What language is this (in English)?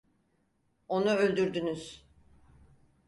Turkish